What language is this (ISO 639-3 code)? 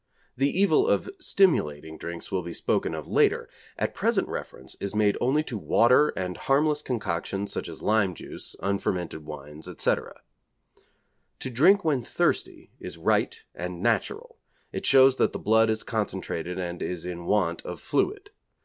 eng